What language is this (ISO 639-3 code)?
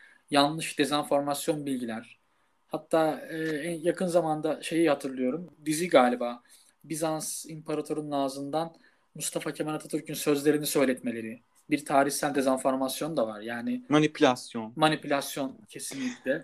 tur